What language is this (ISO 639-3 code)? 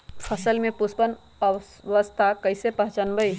mag